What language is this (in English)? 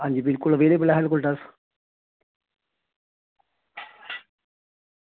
Dogri